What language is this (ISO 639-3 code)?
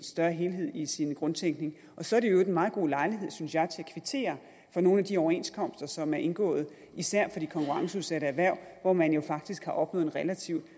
dan